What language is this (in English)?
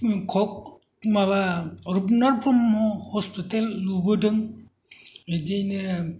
Bodo